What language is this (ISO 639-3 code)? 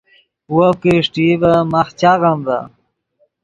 ydg